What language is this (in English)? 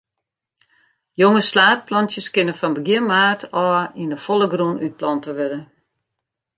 Western Frisian